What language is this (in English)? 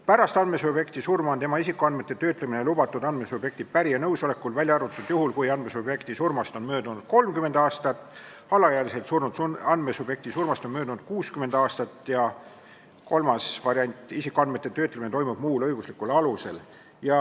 Estonian